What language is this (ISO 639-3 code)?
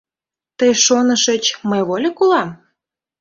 chm